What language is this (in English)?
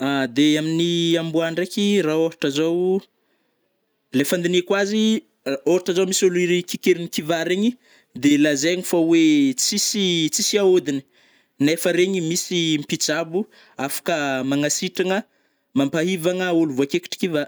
Northern Betsimisaraka Malagasy